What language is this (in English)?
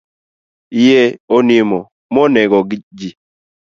Luo (Kenya and Tanzania)